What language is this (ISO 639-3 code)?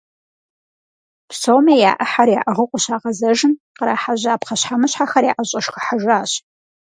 kbd